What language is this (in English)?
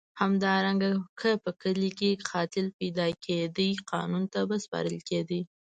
Pashto